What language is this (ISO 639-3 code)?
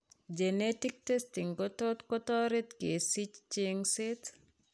kln